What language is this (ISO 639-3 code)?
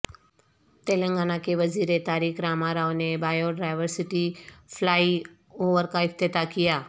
urd